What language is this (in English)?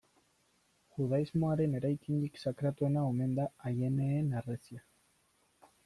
Basque